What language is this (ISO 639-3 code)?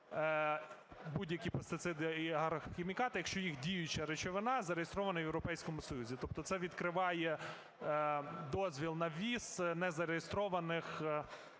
ukr